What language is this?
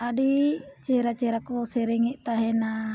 Santali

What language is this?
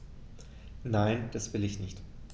German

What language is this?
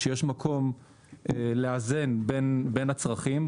Hebrew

